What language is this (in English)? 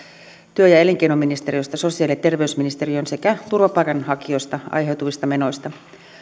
Finnish